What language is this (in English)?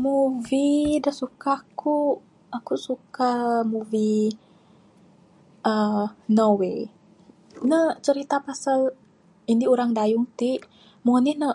Bukar-Sadung Bidayuh